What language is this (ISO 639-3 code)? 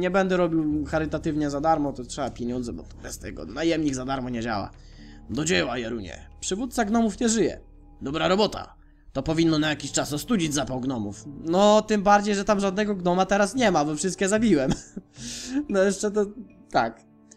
pol